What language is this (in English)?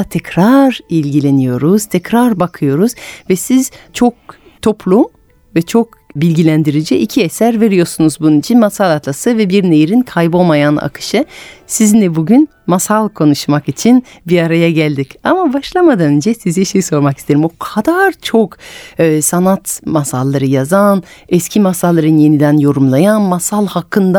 Turkish